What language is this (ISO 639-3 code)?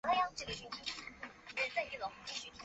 zho